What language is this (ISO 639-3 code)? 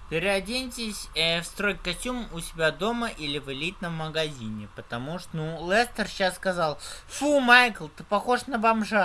rus